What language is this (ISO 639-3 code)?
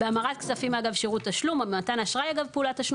heb